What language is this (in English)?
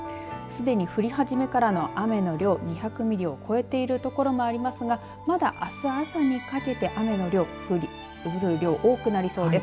Japanese